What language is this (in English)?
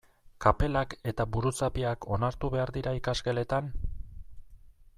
Basque